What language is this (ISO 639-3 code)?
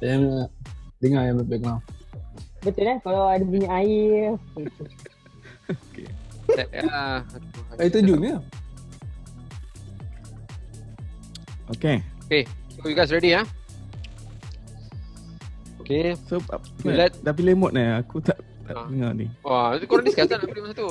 msa